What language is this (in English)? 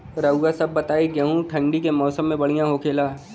Bhojpuri